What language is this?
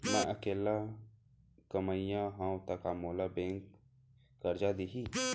Chhattisgarhi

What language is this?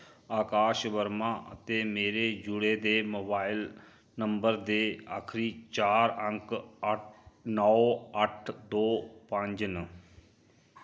Dogri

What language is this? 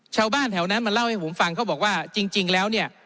Thai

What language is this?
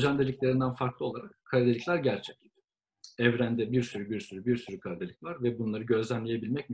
Turkish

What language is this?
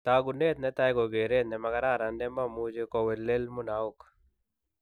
Kalenjin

